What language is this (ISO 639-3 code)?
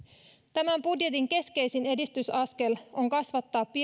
fin